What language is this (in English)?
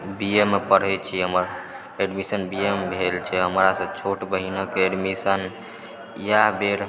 Maithili